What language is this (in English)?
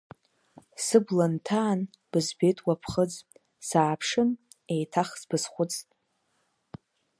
Abkhazian